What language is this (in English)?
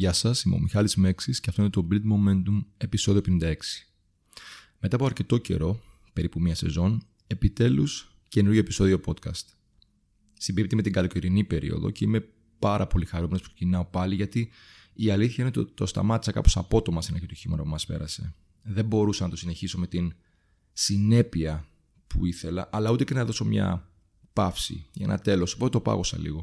Greek